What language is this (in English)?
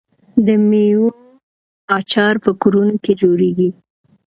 Pashto